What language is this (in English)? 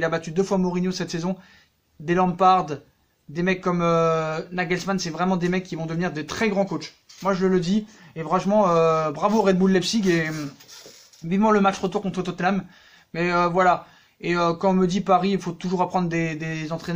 French